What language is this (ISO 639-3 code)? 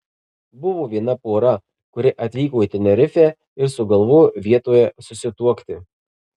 lit